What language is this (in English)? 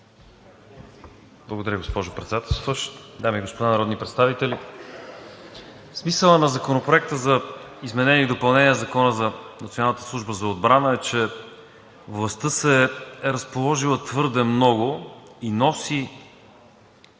Bulgarian